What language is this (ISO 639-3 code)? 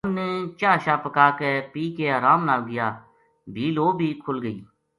gju